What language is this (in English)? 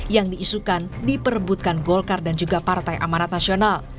Indonesian